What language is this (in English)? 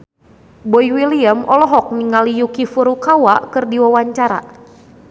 Sundanese